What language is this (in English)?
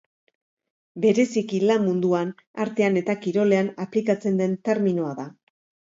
Basque